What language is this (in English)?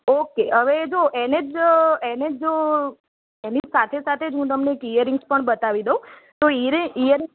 Gujarati